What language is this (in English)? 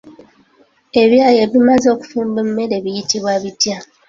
Ganda